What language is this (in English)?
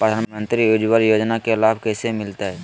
Magahi